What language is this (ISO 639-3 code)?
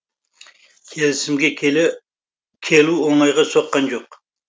kaz